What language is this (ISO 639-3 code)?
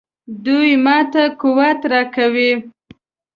pus